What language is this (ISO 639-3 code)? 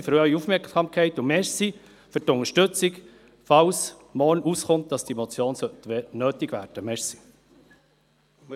gsw